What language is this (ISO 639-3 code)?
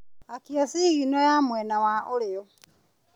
kik